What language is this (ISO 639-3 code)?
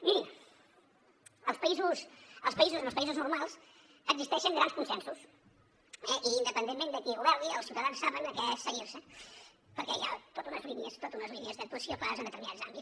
cat